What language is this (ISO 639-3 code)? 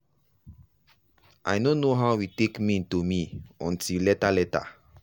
pcm